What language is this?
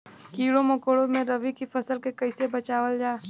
Bhojpuri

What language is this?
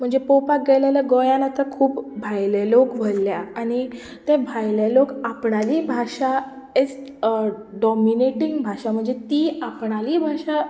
Konkani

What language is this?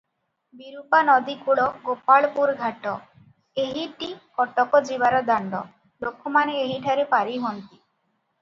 Odia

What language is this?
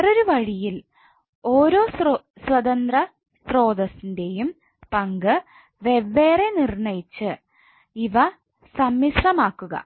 Malayalam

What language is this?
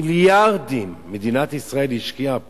Hebrew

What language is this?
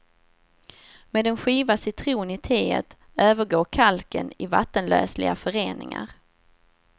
Swedish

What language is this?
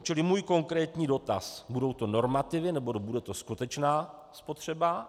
Czech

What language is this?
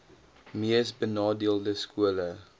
Afrikaans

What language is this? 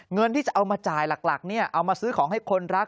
Thai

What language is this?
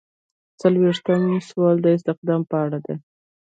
Pashto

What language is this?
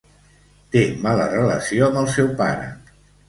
Catalan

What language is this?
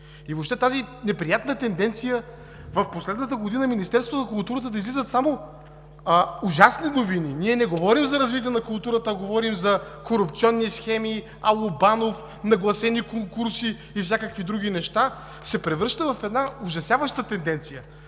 Bulgarian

